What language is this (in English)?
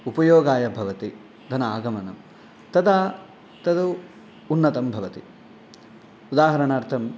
Sanskrit